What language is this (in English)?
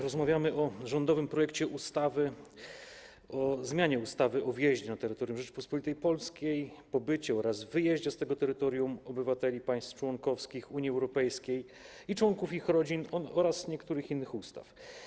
Polish